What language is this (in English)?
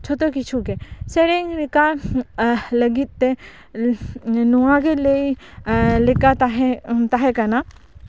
Santali